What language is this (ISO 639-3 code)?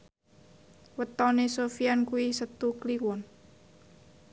jav